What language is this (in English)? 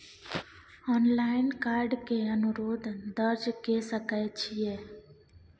Maithili